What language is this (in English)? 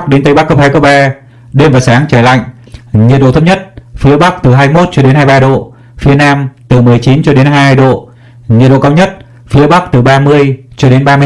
Vietnamese